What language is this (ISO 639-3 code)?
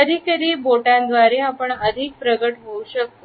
mar